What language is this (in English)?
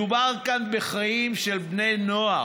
Hebrew